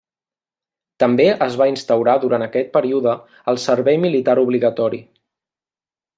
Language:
Catalan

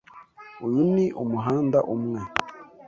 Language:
Kinyarwanda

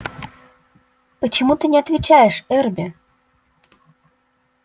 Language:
Russian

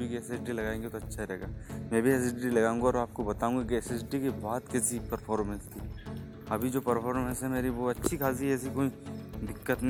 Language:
Hindi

